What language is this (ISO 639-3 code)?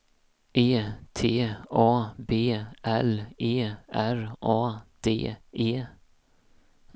swe